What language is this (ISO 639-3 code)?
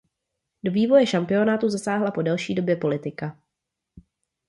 ces